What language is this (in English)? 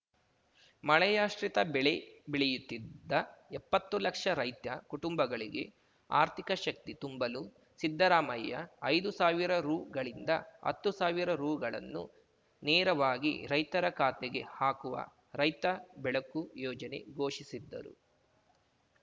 Kannada